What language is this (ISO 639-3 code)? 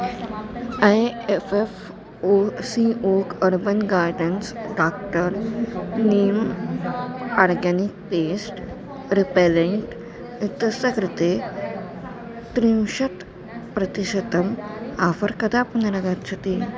san